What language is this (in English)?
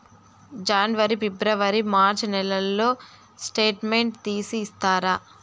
Telugu